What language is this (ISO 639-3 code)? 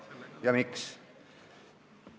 est